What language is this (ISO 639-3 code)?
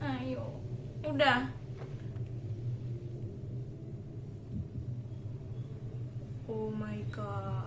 ind